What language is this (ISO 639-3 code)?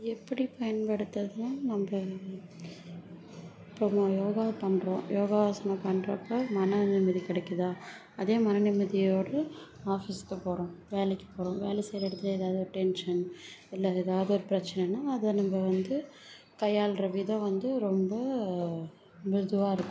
tam